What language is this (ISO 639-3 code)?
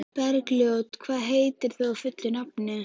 isl